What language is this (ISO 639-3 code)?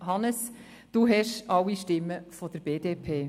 gsw